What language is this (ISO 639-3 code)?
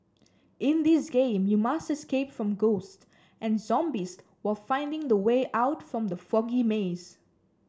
eng